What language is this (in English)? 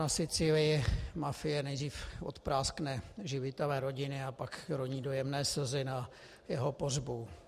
Czech